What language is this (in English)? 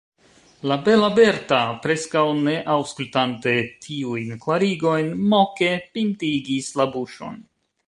Esperanto